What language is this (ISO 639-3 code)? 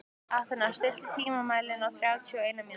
isl